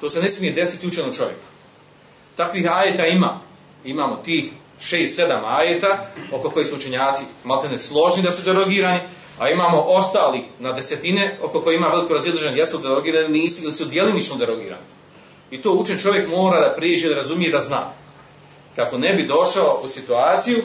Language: Croatian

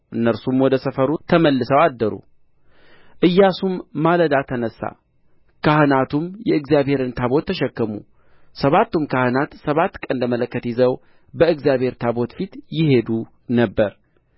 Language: Amharic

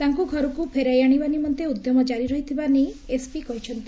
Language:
Odia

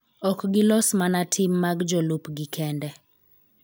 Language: Luo (Kenya and Tanzania)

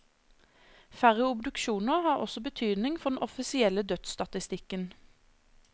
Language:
Norwegian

